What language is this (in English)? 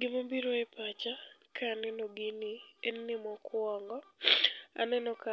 Luo (Kenya and Tanzania)